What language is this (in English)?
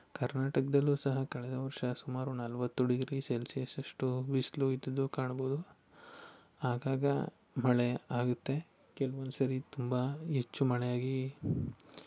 Kannada